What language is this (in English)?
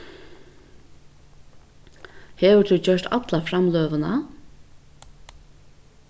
Faroese